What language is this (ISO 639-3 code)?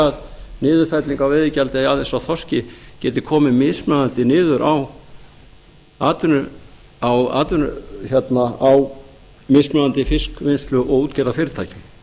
isl